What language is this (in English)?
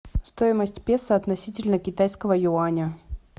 Russian